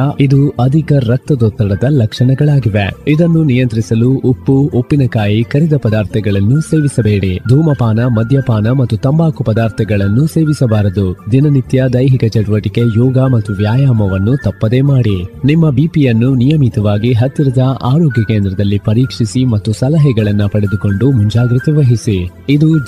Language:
Kannada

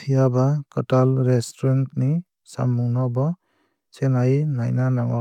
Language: Kok Borok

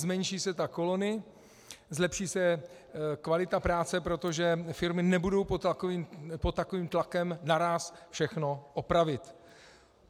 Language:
Czech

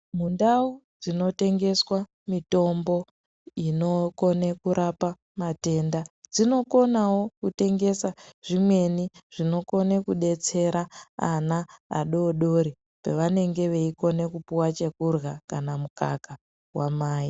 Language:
Ndau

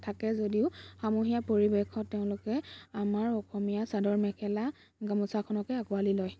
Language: Assamese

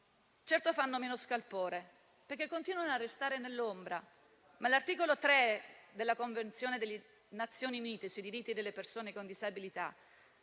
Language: Italian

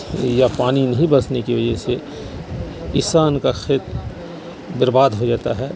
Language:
Urdu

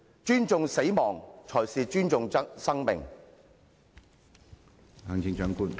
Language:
Cantonese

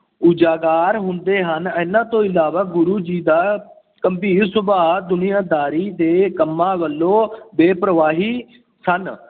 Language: Punjabi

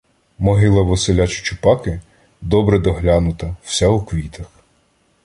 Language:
Ukrainian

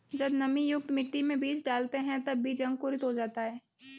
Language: Hindi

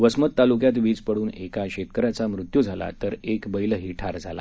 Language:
Marathi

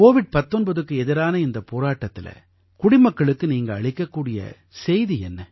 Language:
Tamil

